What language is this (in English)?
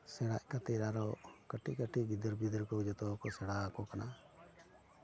Santali